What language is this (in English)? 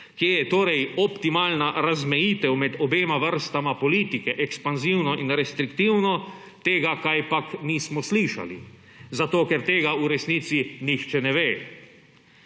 Slovenian